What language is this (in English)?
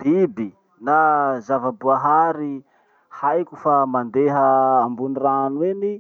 Masikoro Malagasy